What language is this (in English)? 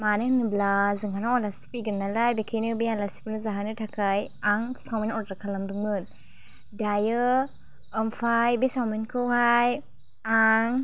Bodo